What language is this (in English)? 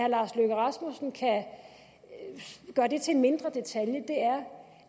Danish